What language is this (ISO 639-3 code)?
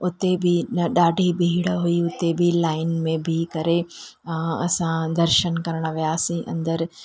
snd